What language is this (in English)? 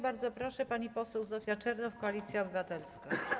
Polish